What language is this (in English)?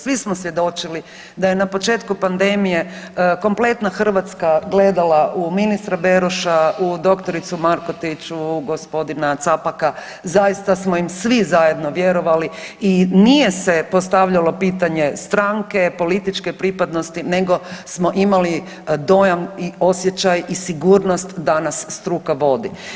Croatian